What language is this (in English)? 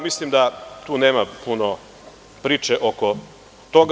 Serbian